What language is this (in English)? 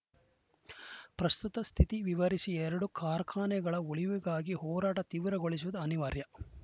Kannada